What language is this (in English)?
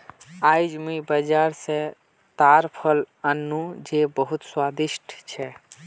Magahi